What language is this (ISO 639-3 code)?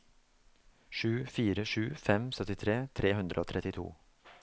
nor